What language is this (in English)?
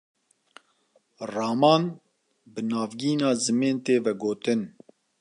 Kurdish